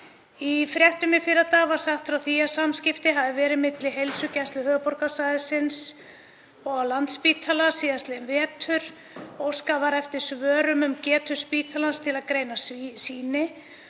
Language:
Icelandic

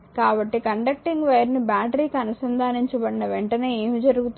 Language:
Telugu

